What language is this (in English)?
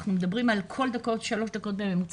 Hebrew